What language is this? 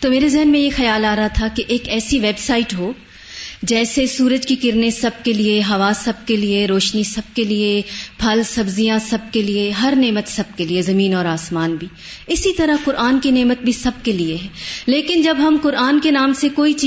Urdu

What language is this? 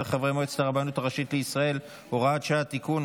Hebrew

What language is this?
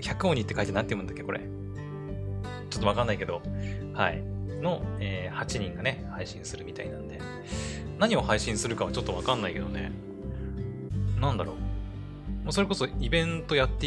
Japanese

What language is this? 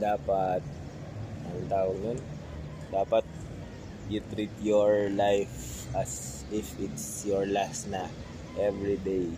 Filipino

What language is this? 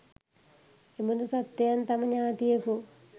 Sinhala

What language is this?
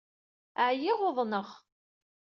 Kabyle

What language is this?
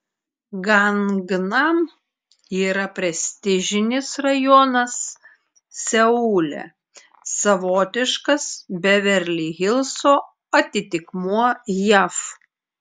Lithuanian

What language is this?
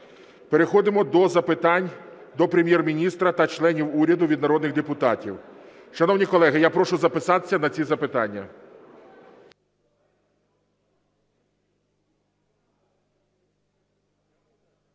Ukrainian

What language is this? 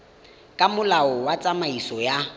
Tswana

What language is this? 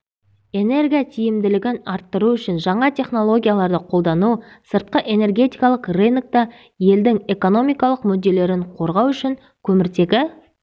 Kazakh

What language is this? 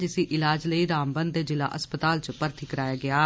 Dogri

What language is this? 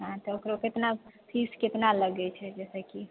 Maithili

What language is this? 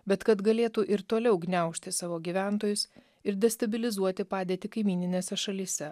Lithuanian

